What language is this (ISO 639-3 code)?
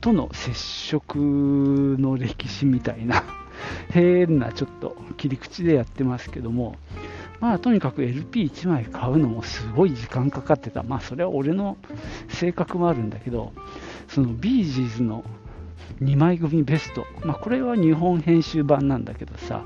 jpn